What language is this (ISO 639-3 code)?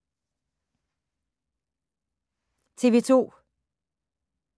dan